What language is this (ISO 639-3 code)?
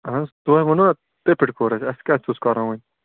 kas